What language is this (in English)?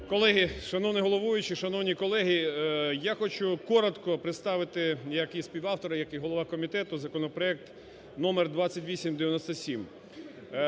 Ukrainian